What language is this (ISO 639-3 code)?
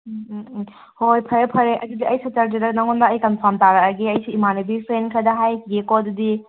mni